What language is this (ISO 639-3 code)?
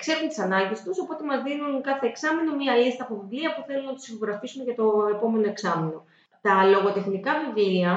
ell